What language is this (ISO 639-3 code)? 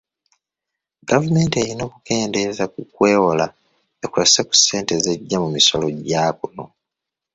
lug